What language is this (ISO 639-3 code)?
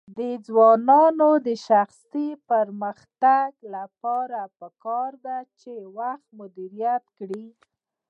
pus